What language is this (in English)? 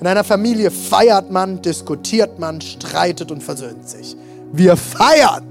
German